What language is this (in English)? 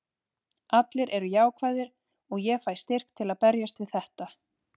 Icelandic